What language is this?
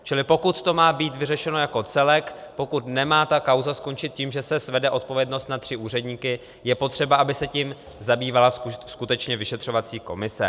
Czech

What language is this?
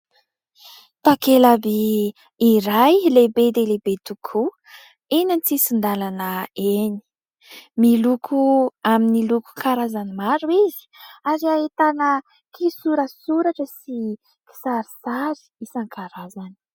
Malagasy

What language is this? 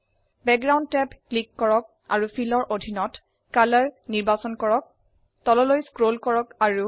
Assamese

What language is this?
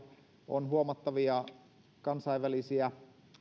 Finnish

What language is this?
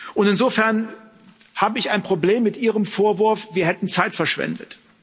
German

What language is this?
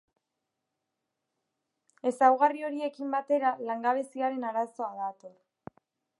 Basque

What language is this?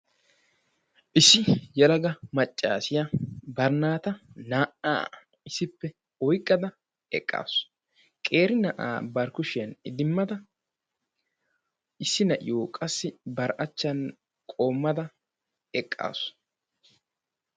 Wolaytta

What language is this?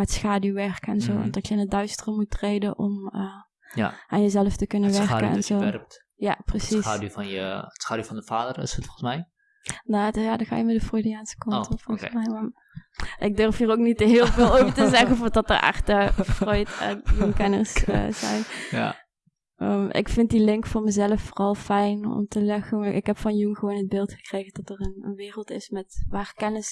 Dutch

